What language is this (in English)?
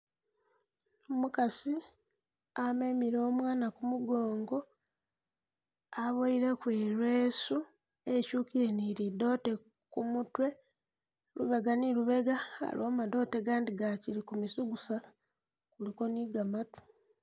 Masaaba